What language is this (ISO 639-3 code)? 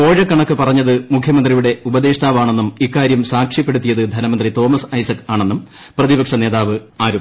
mal